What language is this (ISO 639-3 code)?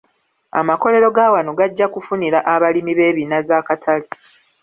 lug